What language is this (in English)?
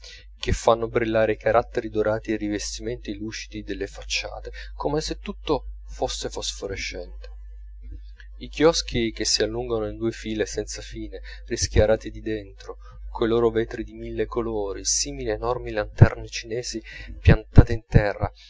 Italian